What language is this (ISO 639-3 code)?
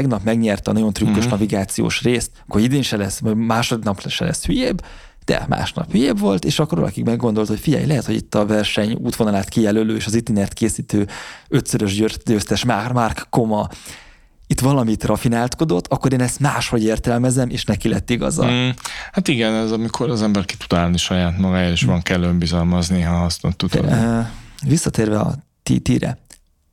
hun